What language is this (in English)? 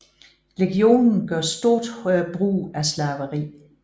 Danish